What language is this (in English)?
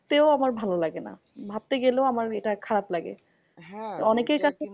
Bangla